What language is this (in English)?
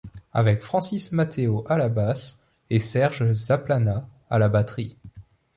French